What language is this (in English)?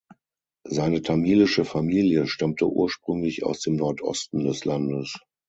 German